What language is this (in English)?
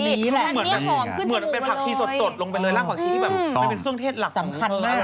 Thai